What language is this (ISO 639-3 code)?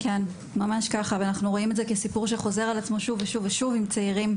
heb